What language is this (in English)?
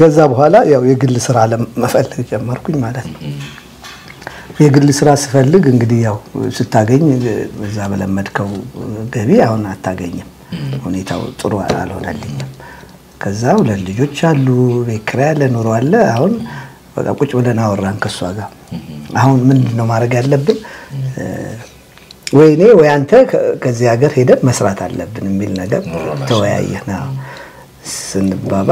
Arabic